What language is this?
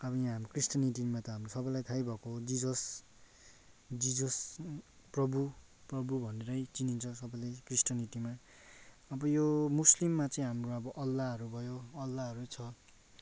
Nepali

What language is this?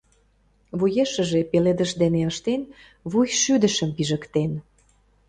Mari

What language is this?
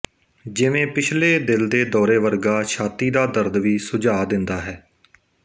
Punjabi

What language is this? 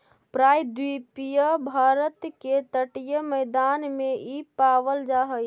Magahi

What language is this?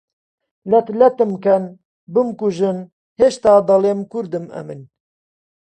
Central Kurdish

